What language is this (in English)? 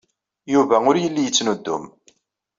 Kabyle